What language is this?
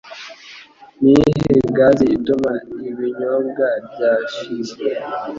Kinyarwanda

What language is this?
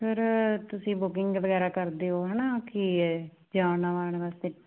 Punjabi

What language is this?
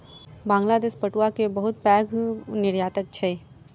Maithili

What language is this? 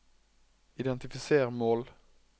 Norwegian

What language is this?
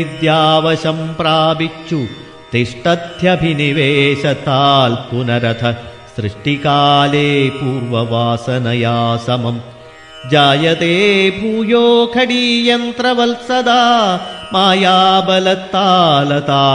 Malayalam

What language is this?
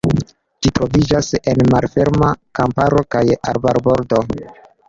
Esperanto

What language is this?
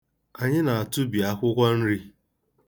Igbo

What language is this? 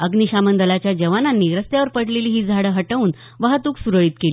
Marathi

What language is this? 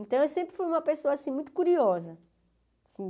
Portuguese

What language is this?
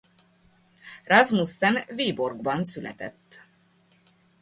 Hungarian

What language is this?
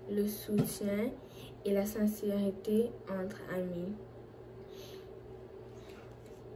French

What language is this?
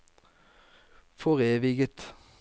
Norwegian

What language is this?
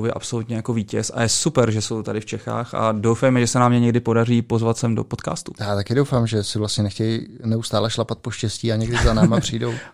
Czech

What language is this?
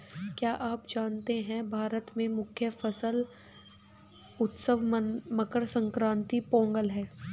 Hindi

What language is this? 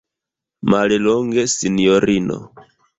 Esperanto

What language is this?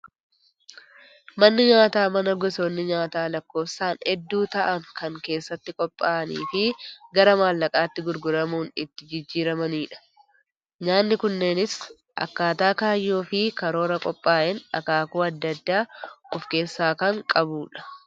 Oromo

